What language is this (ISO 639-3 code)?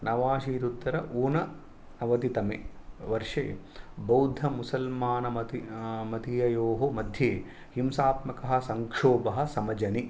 san